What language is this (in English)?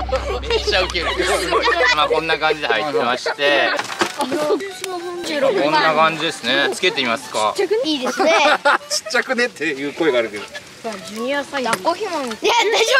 Japanese